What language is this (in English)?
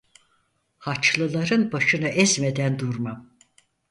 Turkish